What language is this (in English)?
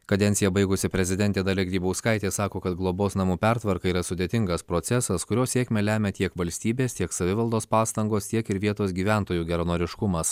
Lithuanian